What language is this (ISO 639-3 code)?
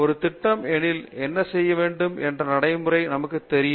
tam